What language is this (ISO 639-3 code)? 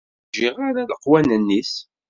kab